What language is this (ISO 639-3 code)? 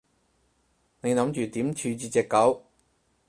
yue